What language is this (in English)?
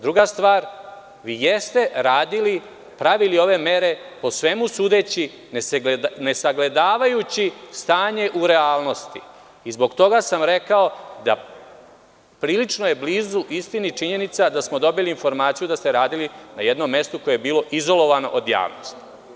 Serbian